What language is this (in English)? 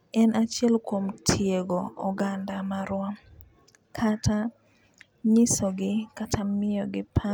Luo (Kenya and Tanzania)